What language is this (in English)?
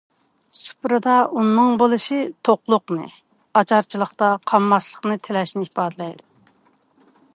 Uyghur